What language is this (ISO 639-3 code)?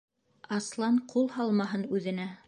bak